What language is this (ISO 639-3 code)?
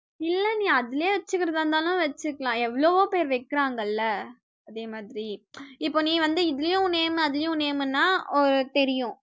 tam